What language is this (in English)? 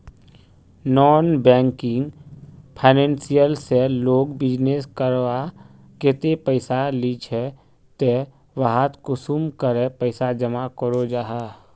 Magahi